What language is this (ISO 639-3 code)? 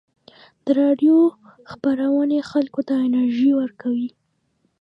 pus